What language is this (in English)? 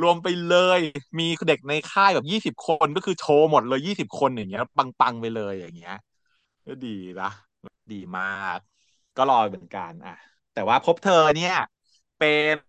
Thai